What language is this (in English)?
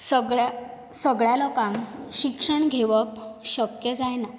Konkani